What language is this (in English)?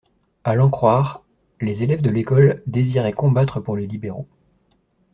French